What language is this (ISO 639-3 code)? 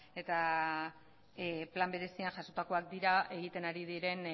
eus